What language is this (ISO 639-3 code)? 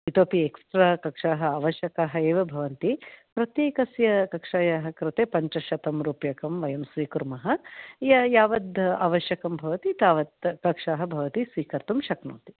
san